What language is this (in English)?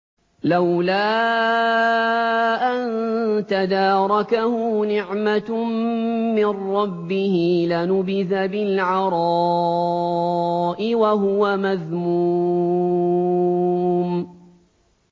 Arabic